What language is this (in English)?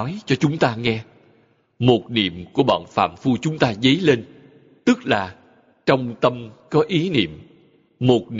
Vietnamese